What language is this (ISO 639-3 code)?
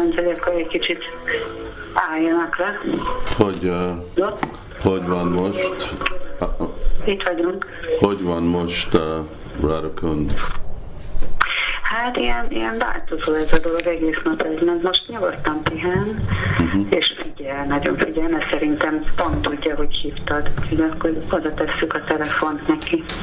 hun